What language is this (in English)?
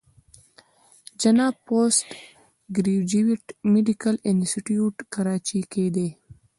Pashto